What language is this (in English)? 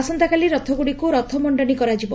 Odia